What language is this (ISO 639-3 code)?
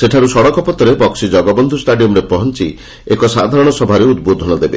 ori